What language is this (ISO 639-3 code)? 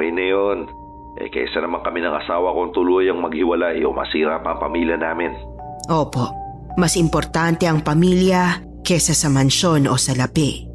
fil